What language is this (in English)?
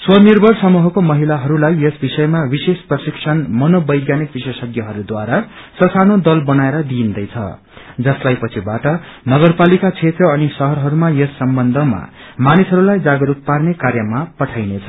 Nepali